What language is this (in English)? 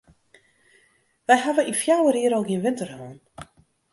Western Frisian